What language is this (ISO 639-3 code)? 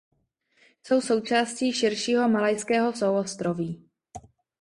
ces